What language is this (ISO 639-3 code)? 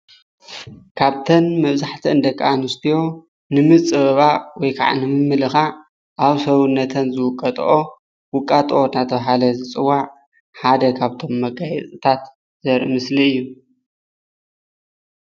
tir